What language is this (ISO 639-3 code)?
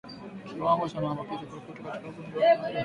swa